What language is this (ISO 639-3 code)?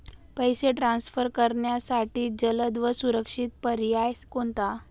mar